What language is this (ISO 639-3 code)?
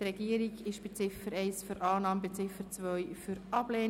gsw